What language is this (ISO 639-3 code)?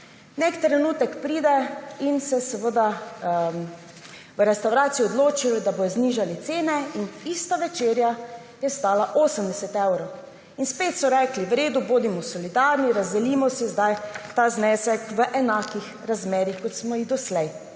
slv